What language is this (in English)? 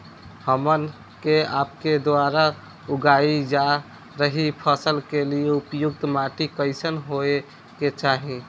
Bhojpuri